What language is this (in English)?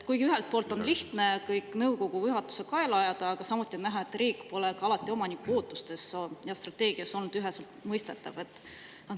Estonian